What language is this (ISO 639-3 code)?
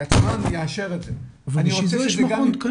heb